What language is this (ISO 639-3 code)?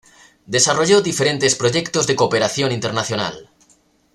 spa